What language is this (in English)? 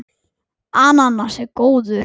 Icelandic